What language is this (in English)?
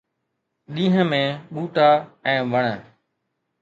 Sindhi